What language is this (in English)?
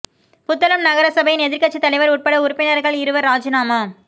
Tamil